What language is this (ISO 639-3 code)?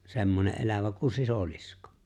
fin